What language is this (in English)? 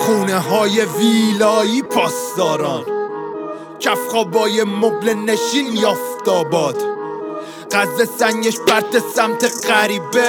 Persian